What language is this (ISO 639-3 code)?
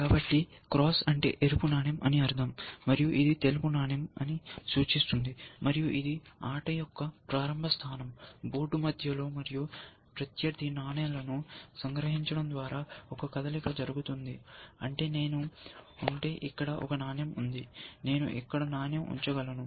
tel